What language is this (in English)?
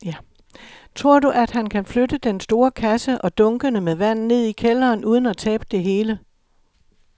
Danish